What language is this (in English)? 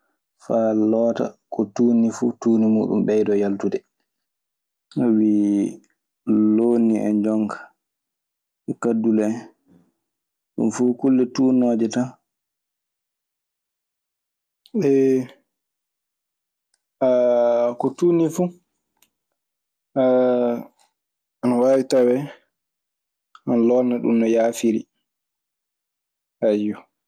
Maasina Fulfulde